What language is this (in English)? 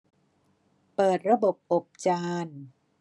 Thai